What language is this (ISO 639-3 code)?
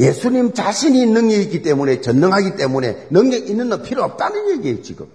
kor